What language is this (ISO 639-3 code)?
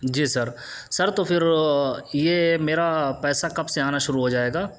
urd